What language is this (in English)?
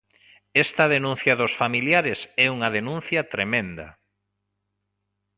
Galician